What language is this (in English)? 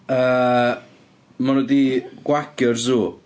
Welsh